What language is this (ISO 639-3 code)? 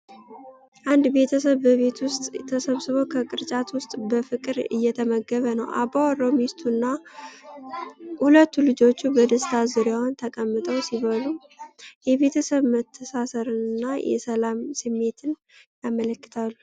amh